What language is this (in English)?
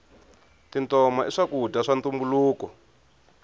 Tsonga